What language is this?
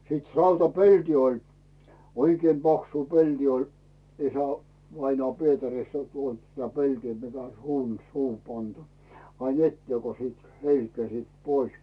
Finnish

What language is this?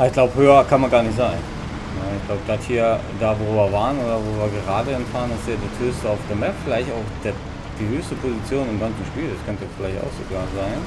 German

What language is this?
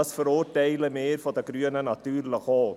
Swiss German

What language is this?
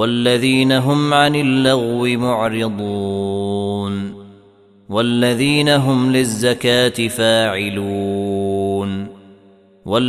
Arabic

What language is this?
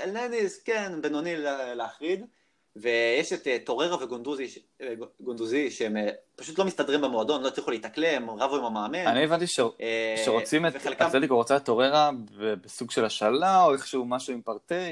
Hebrew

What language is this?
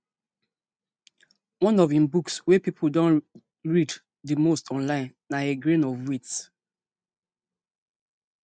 Nigerian Pidgin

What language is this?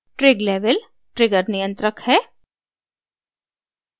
Hindi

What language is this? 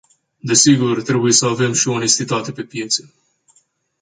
Romanian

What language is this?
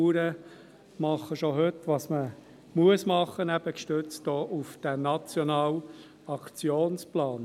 Swiss German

